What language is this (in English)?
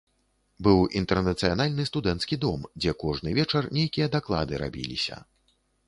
Belarusian